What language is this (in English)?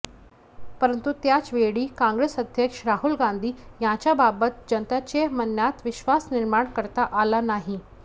Marathi